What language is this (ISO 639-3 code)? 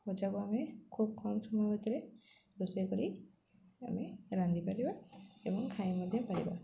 ori